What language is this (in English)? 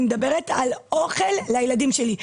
Hebrew